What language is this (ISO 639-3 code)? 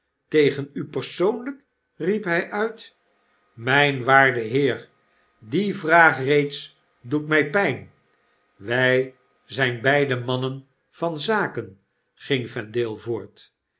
nld